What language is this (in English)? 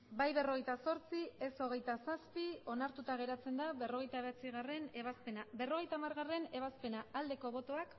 Basque